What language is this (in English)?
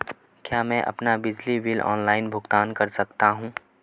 Hindi